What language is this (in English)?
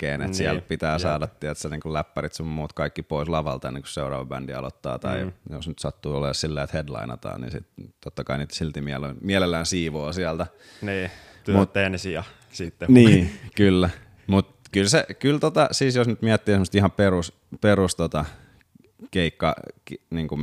Finnish